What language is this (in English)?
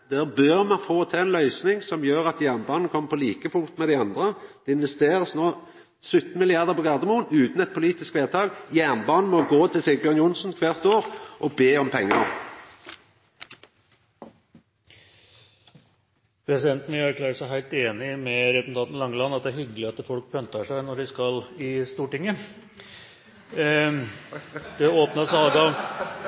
Norwegian